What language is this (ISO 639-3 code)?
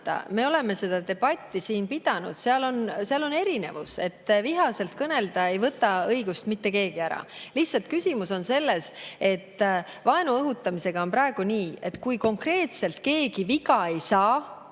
est